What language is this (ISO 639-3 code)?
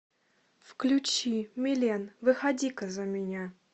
rus